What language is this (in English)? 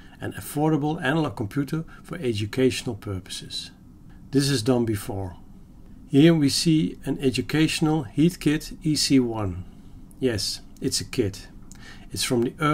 English